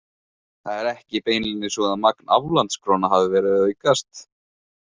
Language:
Icelandic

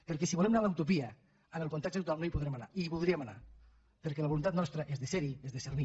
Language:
Catalan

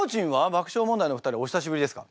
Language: Japanese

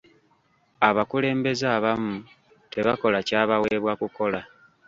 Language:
Ganda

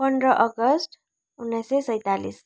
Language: Nepali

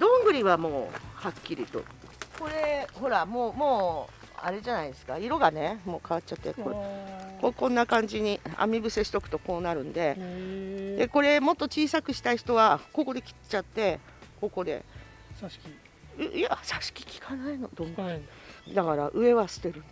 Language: Japanese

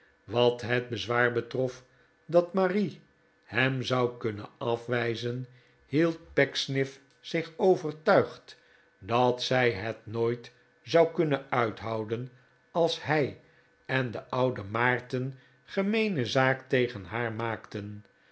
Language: Dutch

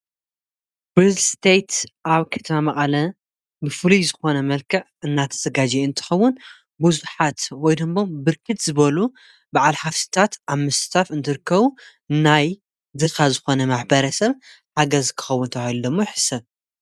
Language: Tigrinya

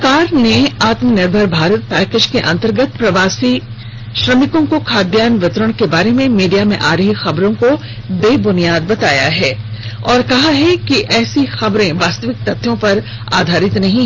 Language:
Hindi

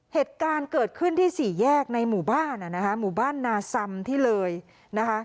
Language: Thai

